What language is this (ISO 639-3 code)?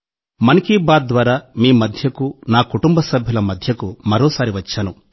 tel